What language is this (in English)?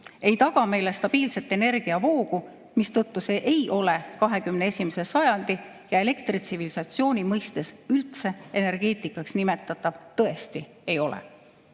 Estonian